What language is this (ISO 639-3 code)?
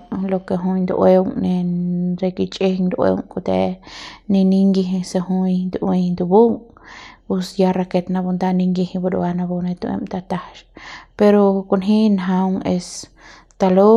pbs